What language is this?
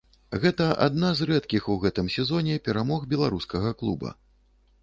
Belarusian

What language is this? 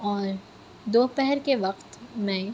Urdu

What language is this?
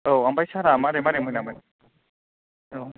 Bodo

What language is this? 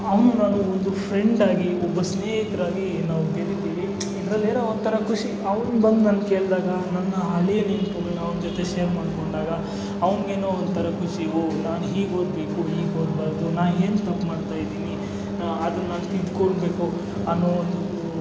Kannada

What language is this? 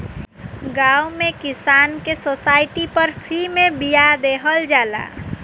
Bhojpuri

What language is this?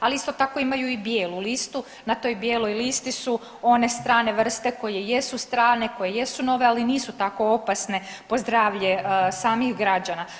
Croatian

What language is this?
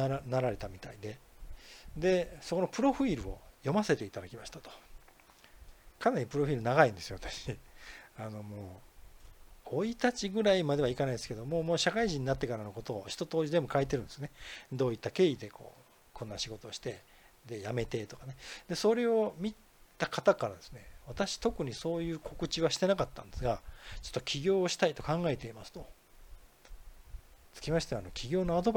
Japanese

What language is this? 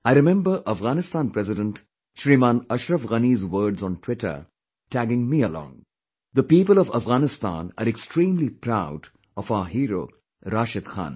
English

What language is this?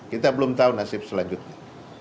Indonesian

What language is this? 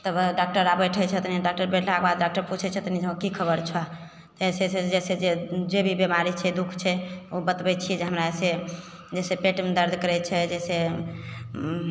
Maithili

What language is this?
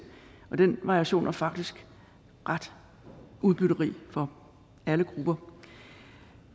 Danish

